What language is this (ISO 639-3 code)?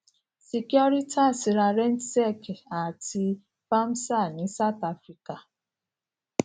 yor